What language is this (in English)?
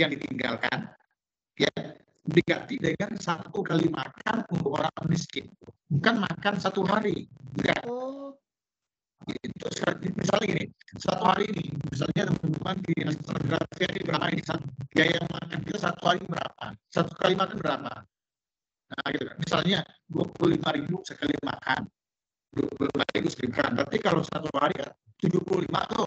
Indonesian